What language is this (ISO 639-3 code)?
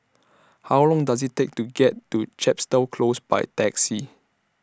eng